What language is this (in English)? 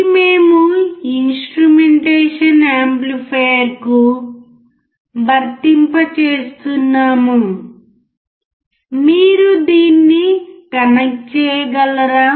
Telugu